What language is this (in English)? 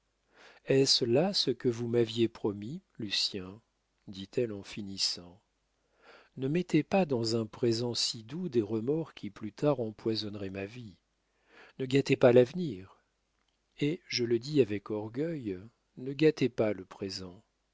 French